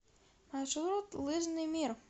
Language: Russian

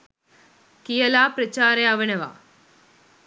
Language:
Sinhala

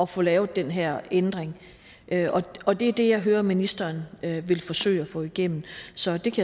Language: Danish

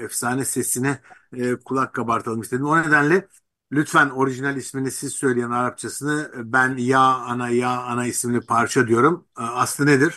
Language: Turkish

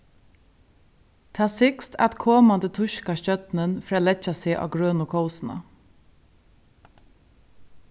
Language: Faroese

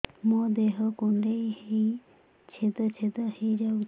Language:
Odia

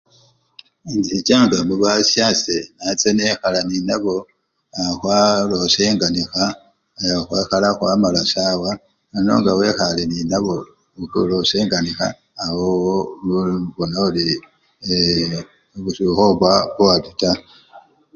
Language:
Luyia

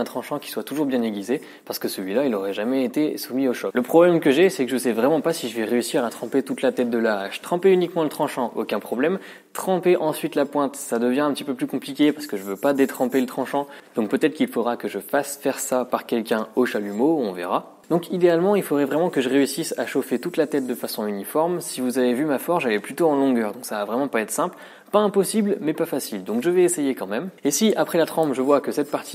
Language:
French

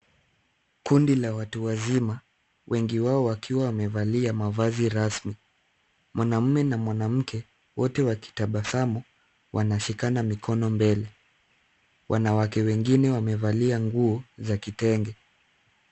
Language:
Swahili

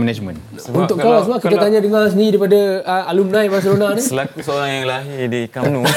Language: Malay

